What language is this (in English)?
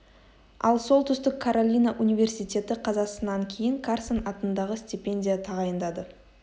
Kazakh